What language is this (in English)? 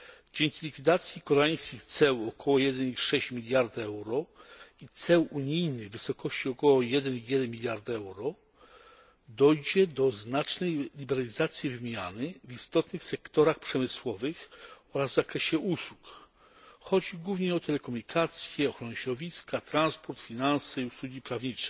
Polish